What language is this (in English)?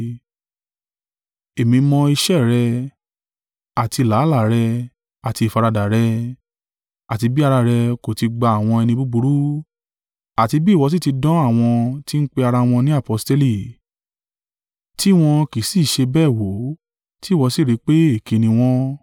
Yoruba